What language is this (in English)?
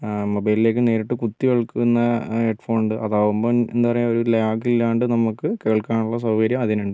Malayalam